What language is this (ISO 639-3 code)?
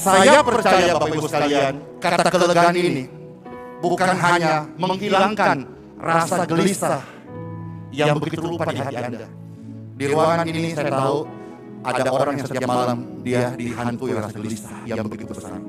ind